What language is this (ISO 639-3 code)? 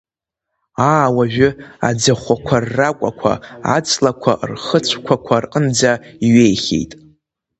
abk